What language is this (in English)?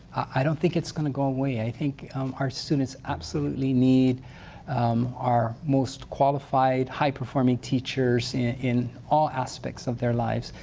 English